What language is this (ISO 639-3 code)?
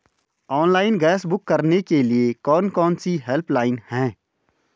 hin